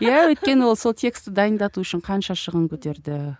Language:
Kazakh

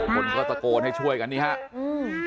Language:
Thai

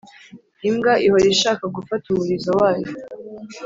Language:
Kinyarwanda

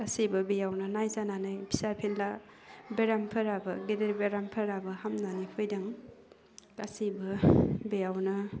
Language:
Bodo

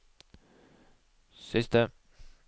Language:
Norwegian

